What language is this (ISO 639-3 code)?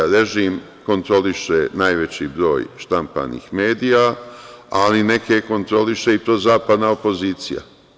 srp